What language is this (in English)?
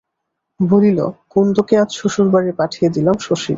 Bangla